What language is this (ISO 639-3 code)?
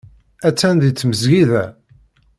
kab